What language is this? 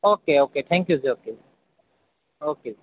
Punjabi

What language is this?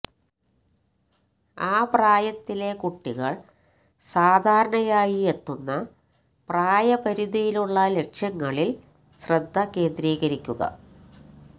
Malayalam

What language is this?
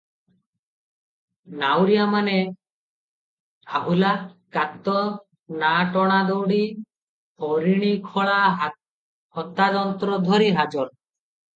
Odia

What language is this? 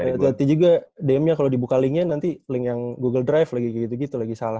Indonesian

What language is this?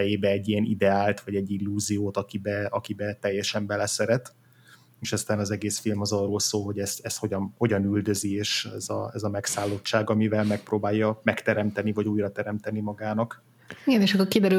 Hungarian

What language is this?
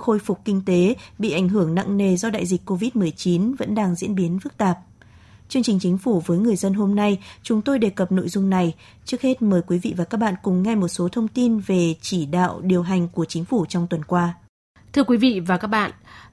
Vietnamese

